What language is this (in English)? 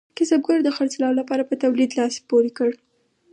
Pashto